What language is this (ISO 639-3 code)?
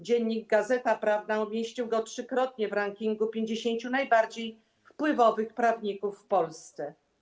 pol